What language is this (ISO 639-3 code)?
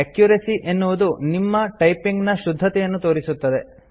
kan